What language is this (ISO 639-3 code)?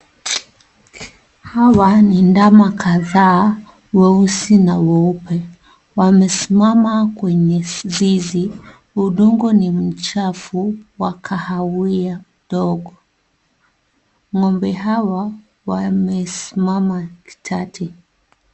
swa